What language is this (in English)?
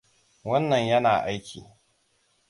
Hausa